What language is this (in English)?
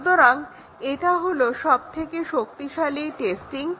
Bangla